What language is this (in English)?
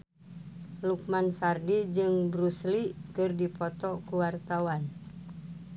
Sundanese